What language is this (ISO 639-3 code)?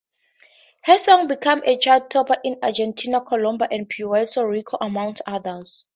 eng